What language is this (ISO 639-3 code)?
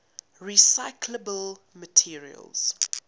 eng